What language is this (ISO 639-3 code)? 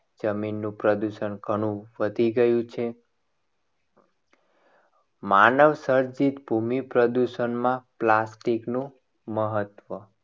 guj